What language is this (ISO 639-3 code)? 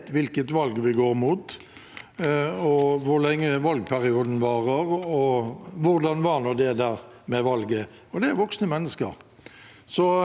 nor